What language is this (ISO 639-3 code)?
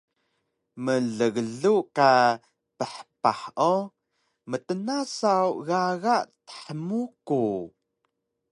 trv